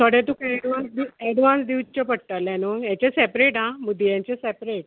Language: Konkani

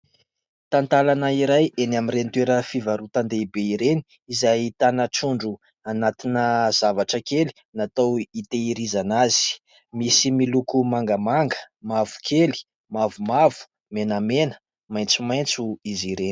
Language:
Malagasy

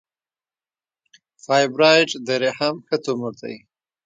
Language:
Pashto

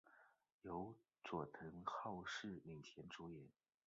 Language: Chinese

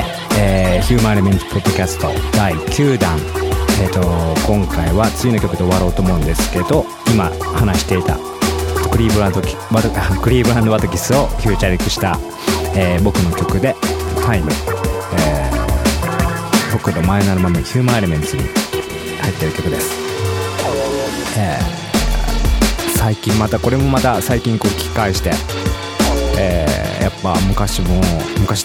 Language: Japanese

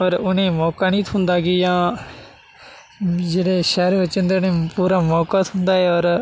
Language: Dogri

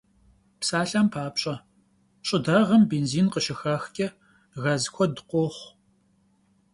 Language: Kabardian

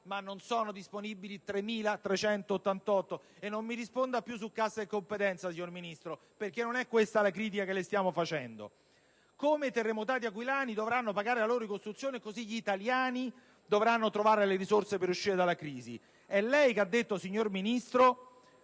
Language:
Italian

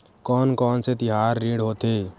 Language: Chhattisgarhi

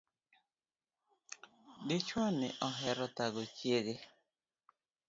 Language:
Luo (Kenya and Tanzania)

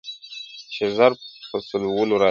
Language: Pashto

